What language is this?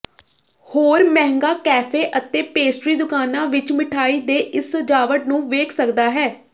Punjabi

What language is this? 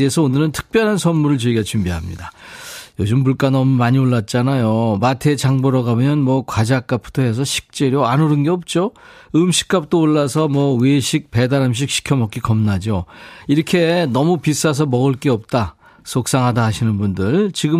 Korean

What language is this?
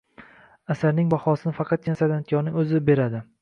Uzbek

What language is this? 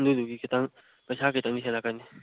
Manipuri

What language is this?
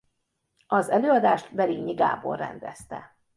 Hungarian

